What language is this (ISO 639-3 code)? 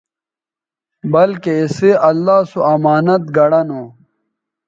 btv